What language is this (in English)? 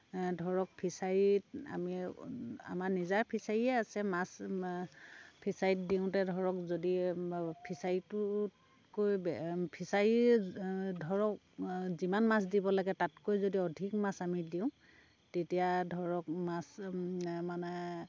Assamese